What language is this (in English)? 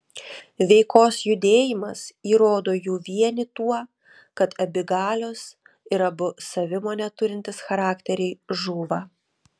Lithuanian